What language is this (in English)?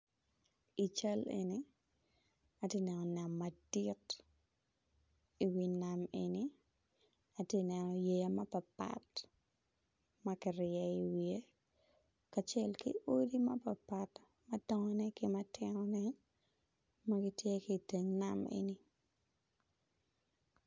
Acoli